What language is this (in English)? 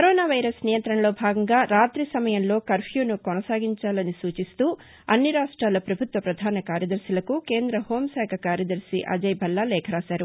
Telugu